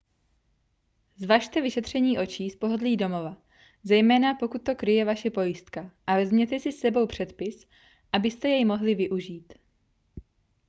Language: Czech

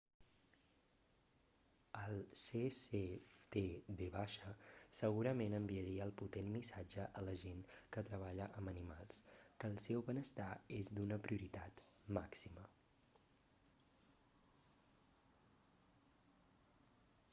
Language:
Catalan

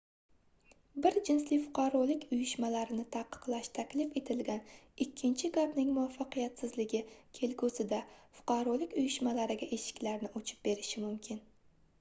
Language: Uzbek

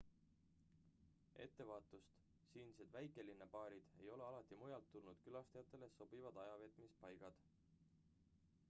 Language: Estonian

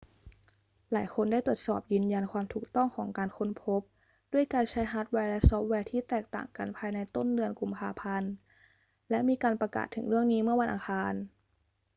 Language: Thai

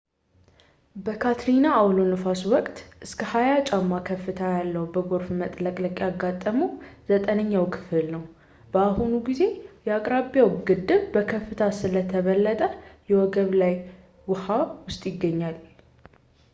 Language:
Amharic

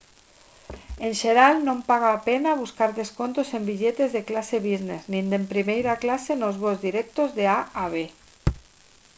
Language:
Galician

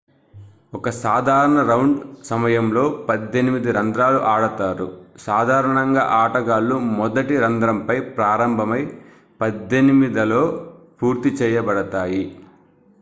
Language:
Telugu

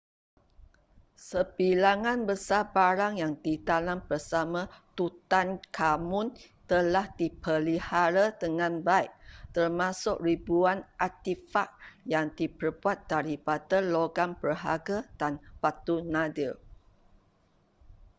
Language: Malay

